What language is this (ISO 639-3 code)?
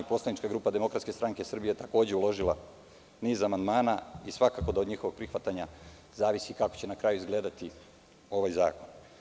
srp